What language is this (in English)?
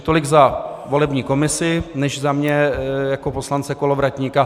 Czech